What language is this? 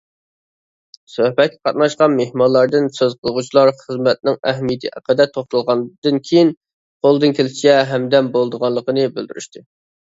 Uyghur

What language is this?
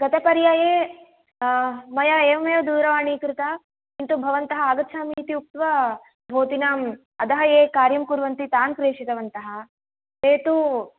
Sanskrit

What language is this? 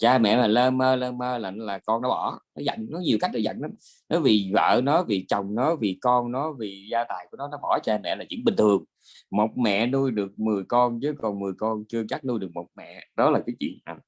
Vietnamese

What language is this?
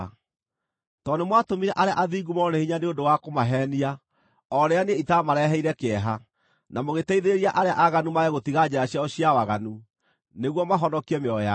Kikuyu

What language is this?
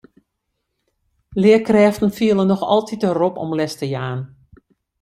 Western Frisian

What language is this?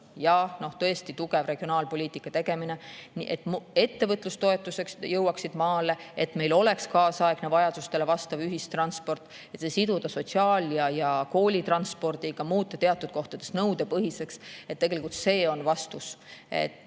Estonian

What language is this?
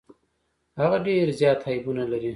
Pashto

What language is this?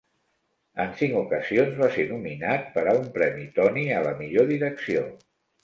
Catalan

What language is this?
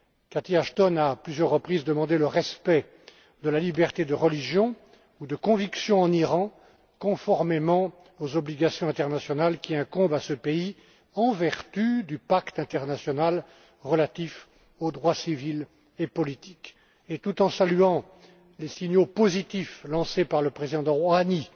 French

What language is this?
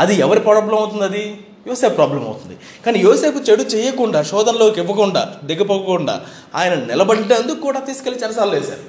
Telugu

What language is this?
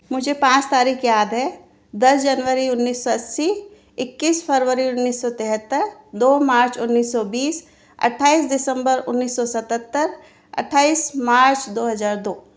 Hindi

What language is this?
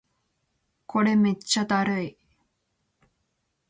Japanese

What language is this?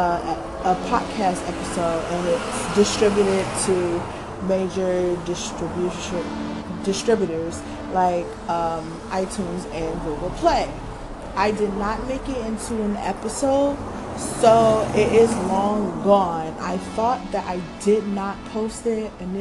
English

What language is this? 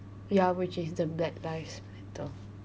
English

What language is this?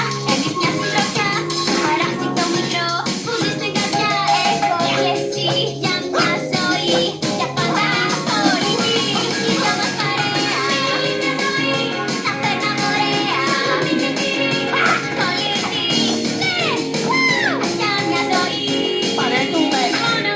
Greek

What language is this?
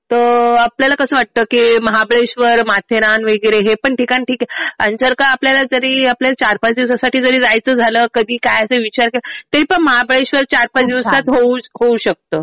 Marathi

